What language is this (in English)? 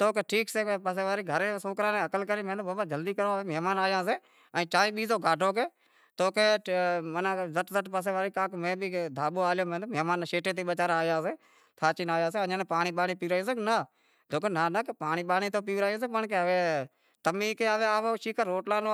Wadiyara Koli